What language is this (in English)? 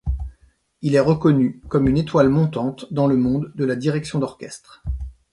French